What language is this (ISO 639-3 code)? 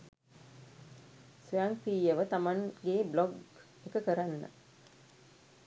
sin